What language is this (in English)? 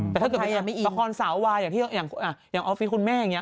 Thai